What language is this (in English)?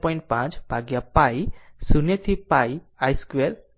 Gujarati